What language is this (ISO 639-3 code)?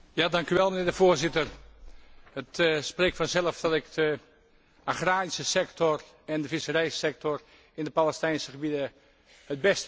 nld